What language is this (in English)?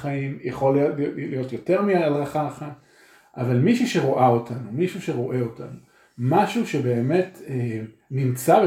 Hebrew